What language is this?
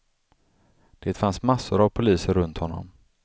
Swedish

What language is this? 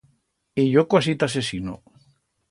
Aragonese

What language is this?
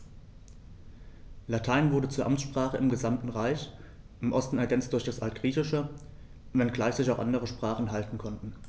German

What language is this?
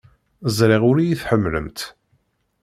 Kabyle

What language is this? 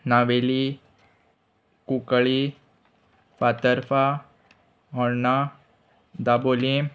Konkani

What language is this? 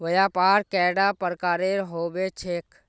Magahi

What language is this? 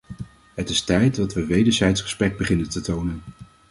Dutch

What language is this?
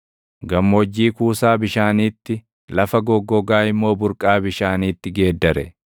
Oromo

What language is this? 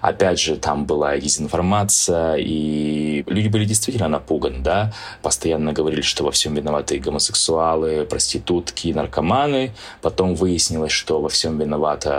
Russian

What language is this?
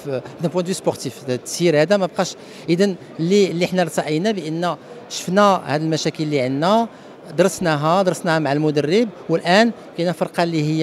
Arabic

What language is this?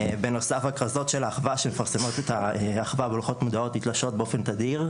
Hebrew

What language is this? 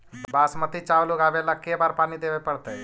Magahi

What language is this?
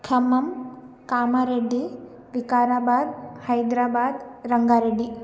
Sanskrit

